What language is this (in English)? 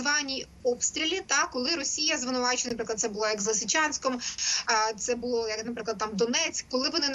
Ukrainian